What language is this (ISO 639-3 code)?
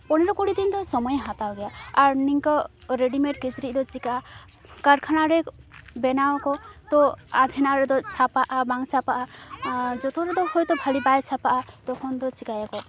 sat